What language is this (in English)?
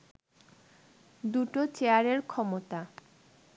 Bangla